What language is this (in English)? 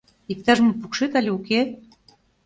Mari